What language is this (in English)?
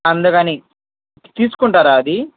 Telugu